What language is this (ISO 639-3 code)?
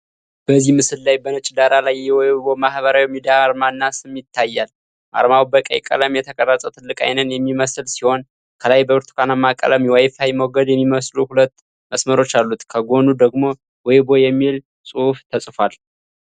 amh